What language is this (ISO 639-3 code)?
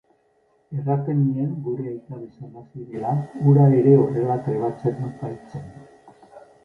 eus